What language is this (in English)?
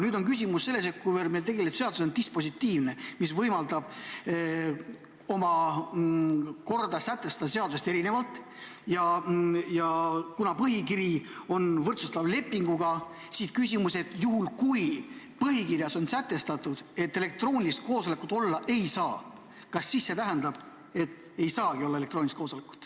Estonian